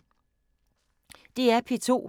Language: Danish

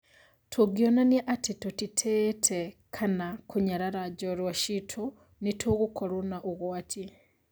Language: Kikuyu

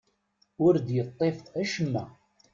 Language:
Kabyle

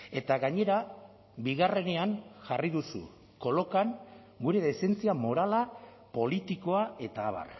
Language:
Basque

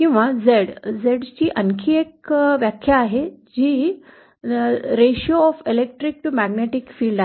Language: Marathi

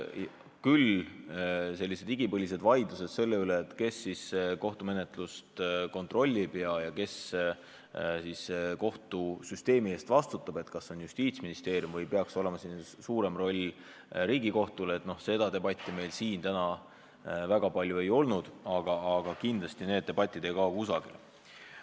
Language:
Estonian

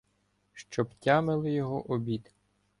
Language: Ukrainian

